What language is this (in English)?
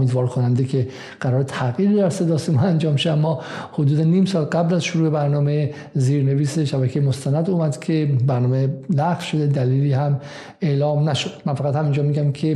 Persian